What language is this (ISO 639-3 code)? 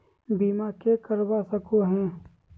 mag